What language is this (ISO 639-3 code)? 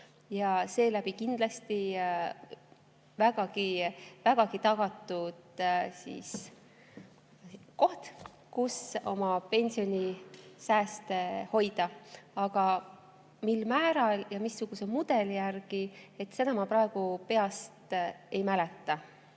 est